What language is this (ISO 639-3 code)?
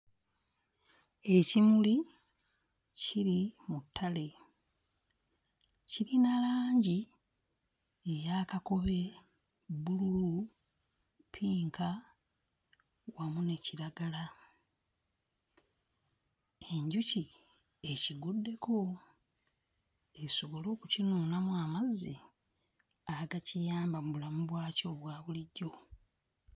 lug